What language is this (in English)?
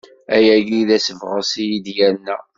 Kabyle